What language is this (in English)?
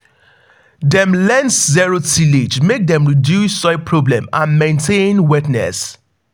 Nigerian Pidgin